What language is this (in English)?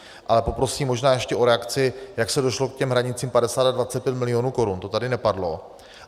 Czech